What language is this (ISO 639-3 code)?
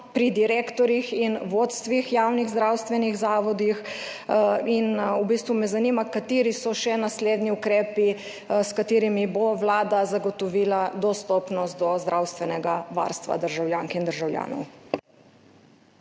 slv